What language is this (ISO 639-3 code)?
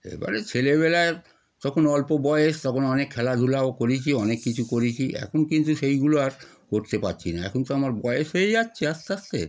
ben